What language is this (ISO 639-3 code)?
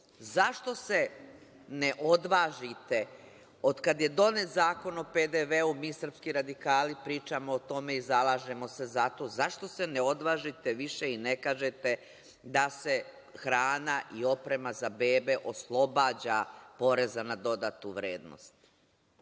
srp